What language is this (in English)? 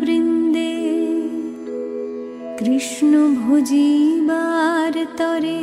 Bangla